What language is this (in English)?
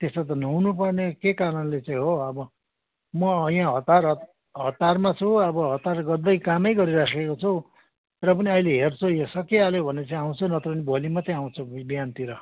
Nepali